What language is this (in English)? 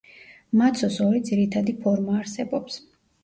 Georgian